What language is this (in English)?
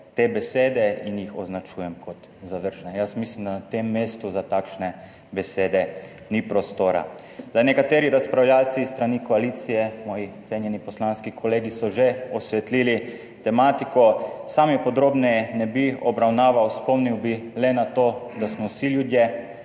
Slovenian